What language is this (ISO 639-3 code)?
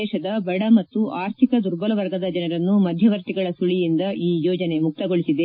kan